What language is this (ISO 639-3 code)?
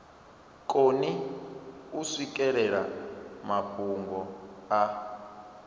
ven